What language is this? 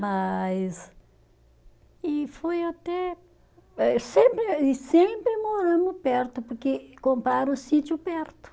Portuguese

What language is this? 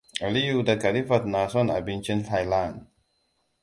Hausa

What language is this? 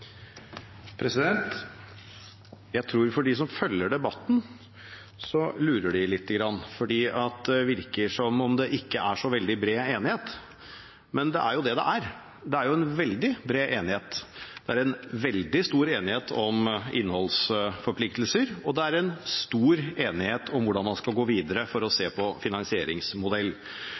Norwegian Bokmål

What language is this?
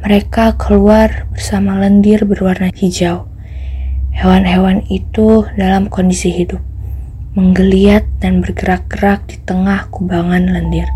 Indonesian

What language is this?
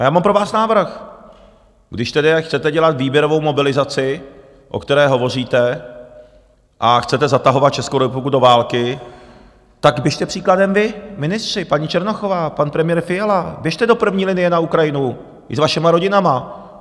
Czech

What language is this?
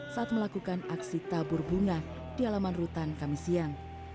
Indonesian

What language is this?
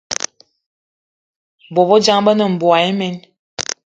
Eton (Cameroon)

